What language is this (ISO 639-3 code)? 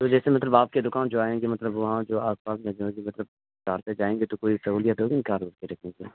urd